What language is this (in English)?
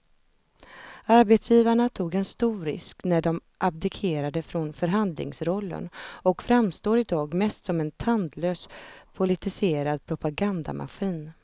Swedish